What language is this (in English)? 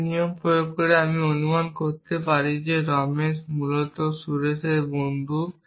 Bangla